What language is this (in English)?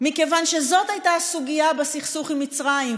Hebrew